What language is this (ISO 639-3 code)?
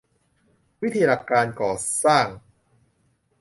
tha